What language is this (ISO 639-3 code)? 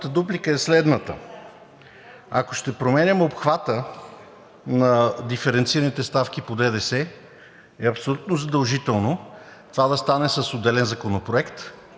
bul